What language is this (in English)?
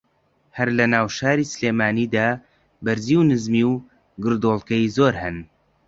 Central Kurdish